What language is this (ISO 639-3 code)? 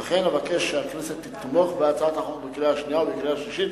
heb